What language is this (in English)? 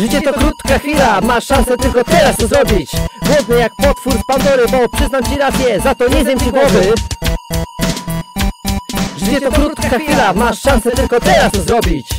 Polish